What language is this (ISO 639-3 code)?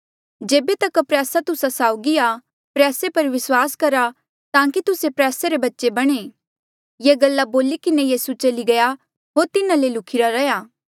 mjl